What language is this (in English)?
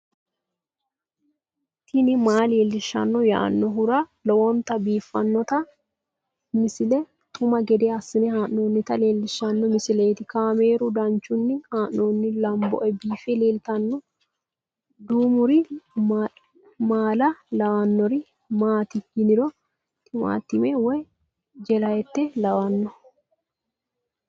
Sidamo